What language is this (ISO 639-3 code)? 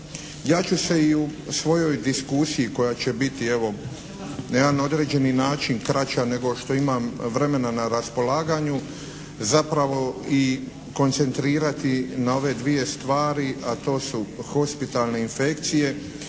hrv